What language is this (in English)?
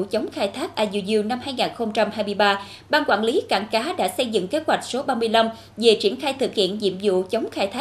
Vietnamese